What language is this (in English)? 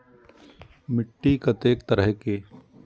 Maithili